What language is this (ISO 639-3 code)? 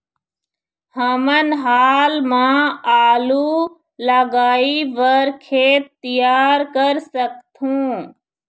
hne